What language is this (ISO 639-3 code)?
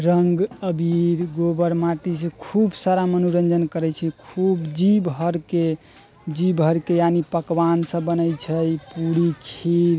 mai